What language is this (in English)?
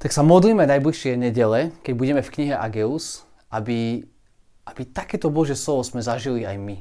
Slovak